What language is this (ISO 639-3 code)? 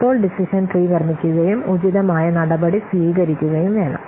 mal